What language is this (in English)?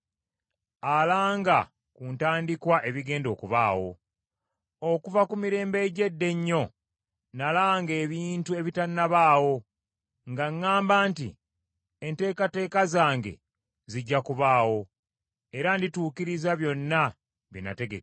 Ganda